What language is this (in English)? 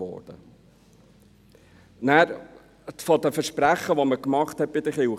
Swiss German